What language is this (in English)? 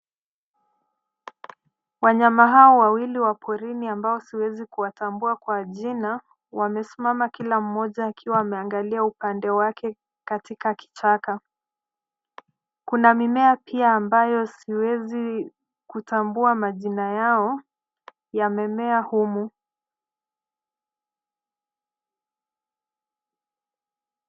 Swahili